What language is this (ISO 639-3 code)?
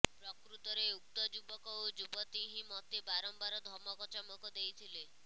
ori